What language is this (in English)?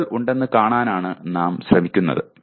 Malayalam